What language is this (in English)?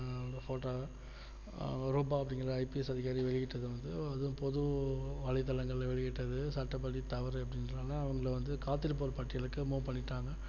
Tamil